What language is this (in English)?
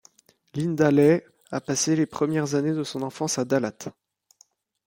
French